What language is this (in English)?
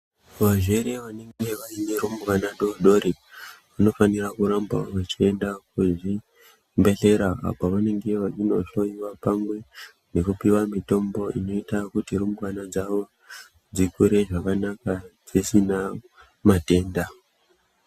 Ndau